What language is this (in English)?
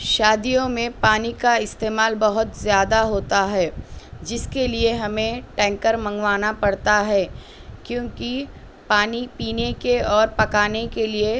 Urdu